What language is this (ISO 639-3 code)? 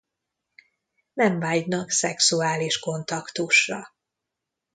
hun